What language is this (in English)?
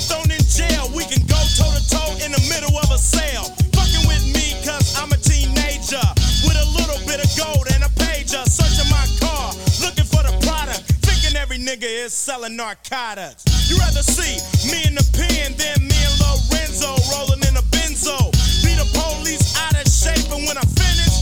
Dutch